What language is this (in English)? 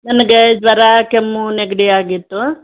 Kannada